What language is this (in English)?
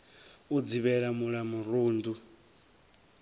Venda